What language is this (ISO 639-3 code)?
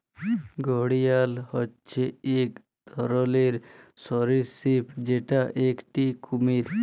ben